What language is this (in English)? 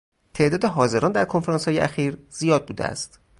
Persian